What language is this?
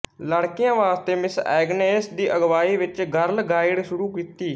Punjabi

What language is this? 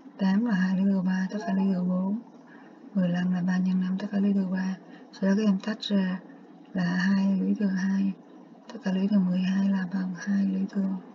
Vietnamese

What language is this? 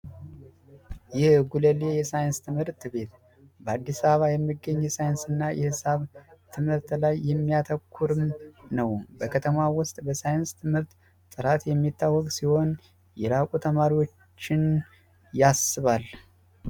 Amharic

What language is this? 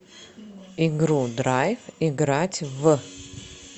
Russian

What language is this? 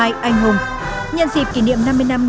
Vietnamese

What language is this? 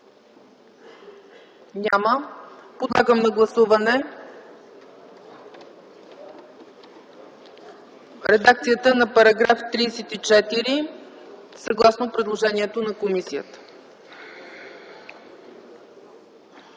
Bulgarian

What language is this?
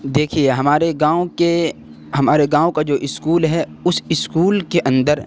Urdu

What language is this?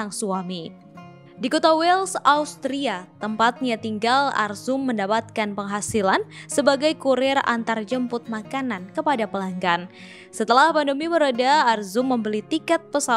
Indonesian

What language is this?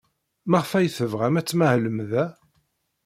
Kabyle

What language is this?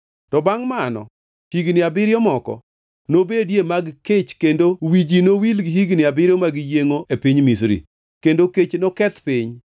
Luo (Kenya and Tanzania)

